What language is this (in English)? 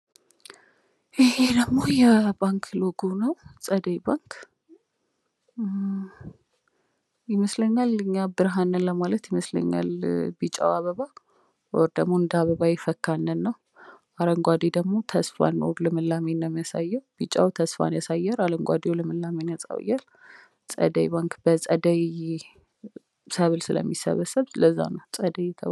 Amharic